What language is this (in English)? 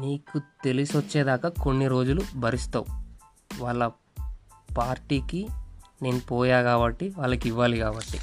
Telugu